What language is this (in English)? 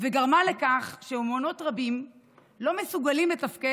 Hebrew